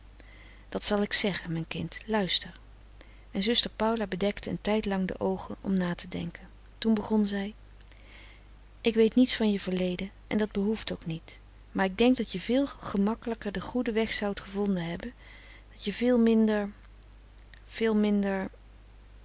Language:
Dutch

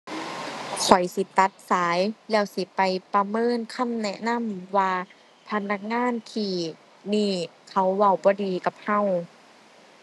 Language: Thai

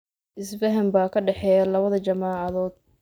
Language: Somali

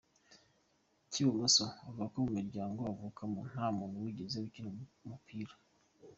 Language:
Kinyarwanda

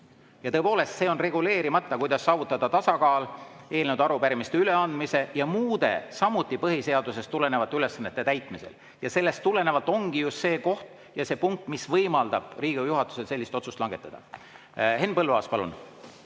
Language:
Estonian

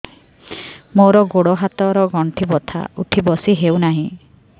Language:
Odia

